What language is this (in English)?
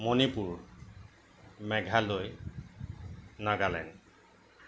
Assamese